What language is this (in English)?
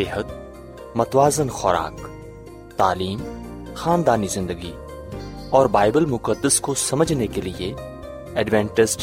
Urdu